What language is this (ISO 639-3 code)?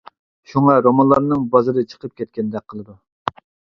uig